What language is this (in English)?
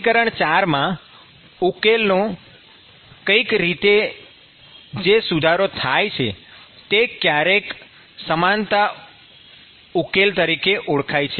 Gujarati